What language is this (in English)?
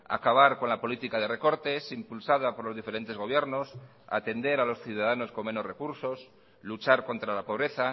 Spanish